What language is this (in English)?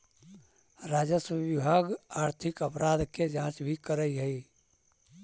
Magahi